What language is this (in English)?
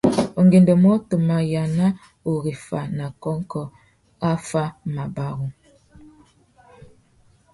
Tuki